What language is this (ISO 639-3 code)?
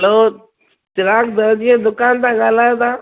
snd